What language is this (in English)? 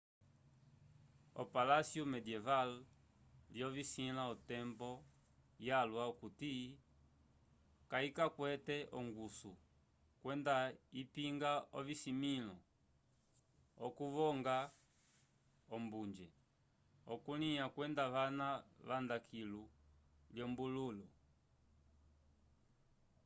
Umbundu